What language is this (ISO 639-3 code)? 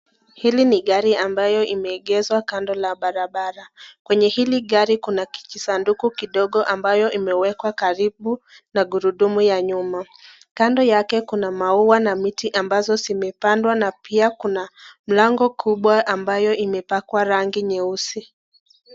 swa